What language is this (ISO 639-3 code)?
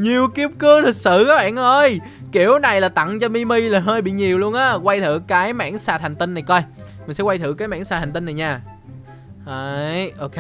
vie